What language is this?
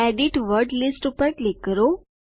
Gujarati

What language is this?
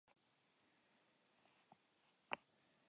Basque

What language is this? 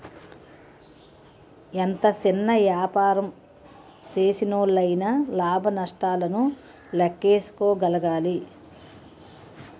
Telugu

